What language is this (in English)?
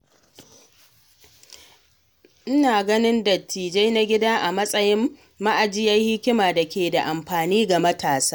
Hausa